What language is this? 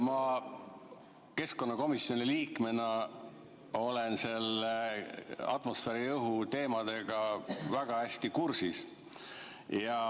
Estonian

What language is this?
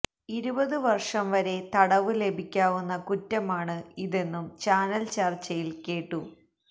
Malayalam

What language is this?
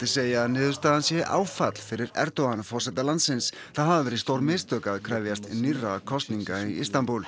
Icelandic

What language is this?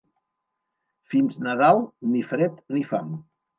Catalan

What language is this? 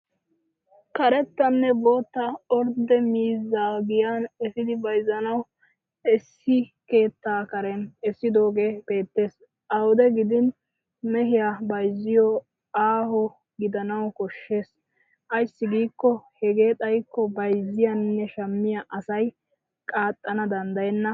Wolaytta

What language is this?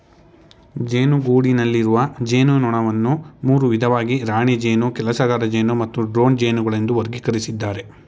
Kannada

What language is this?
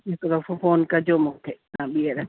Sindhi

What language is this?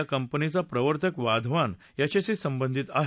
Marathi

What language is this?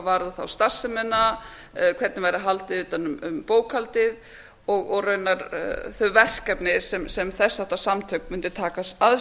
Icelandic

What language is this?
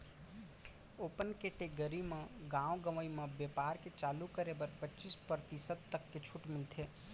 Chhattisgarhi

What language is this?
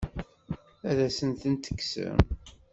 Kabyle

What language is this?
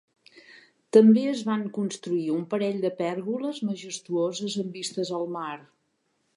Catalan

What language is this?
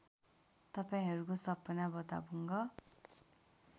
Nepali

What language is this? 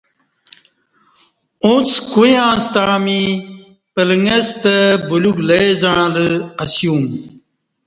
Kati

